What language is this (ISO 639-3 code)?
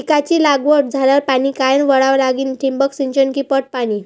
mar